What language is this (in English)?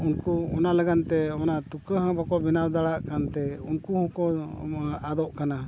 Santali